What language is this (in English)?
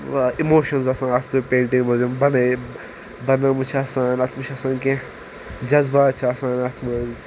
Kashmiri